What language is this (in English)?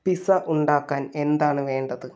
Malayalam